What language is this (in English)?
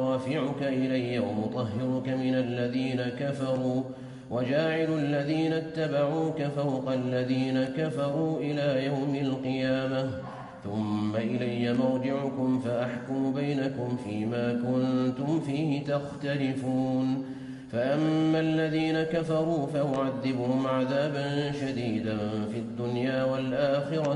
Arabic